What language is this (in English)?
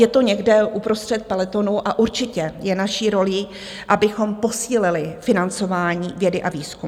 Czech